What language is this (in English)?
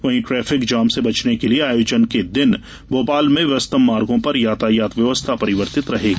Hindi